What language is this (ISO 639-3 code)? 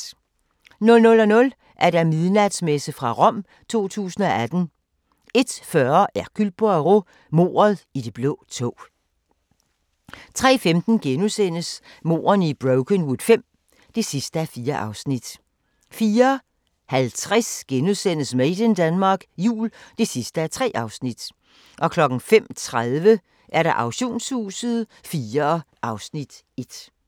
dan